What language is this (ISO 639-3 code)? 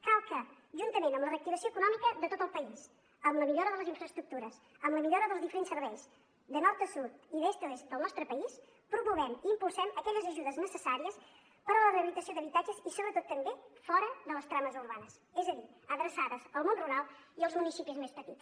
cat